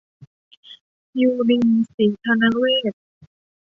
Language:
Thai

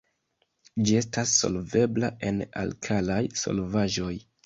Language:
Esperanto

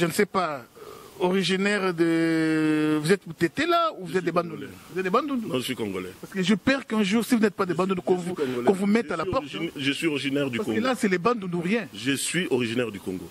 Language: French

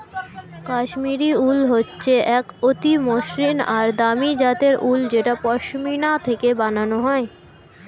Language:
Bangla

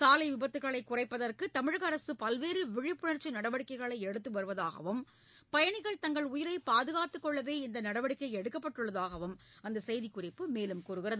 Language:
Tamil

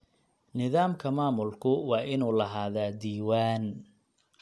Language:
Somali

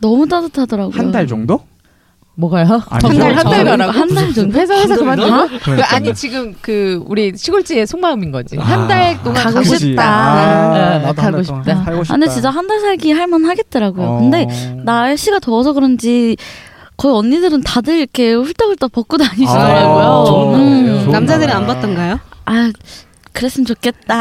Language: Korean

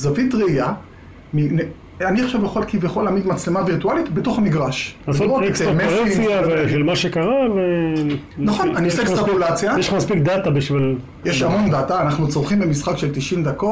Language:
Hebrew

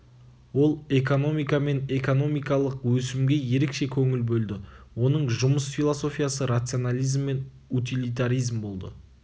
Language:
Kazakh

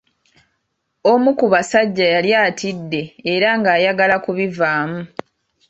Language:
Ganda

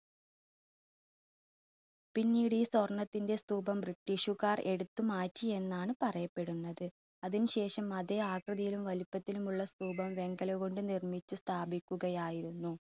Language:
Malayalam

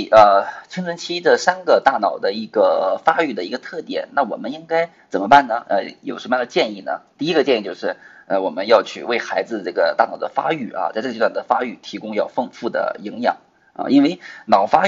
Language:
Chinese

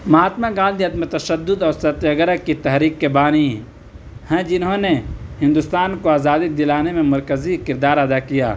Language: Urdu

